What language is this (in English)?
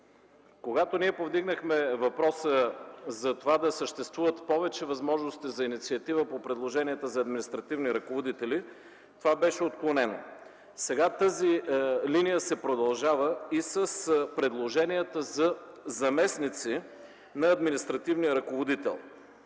Bulgarian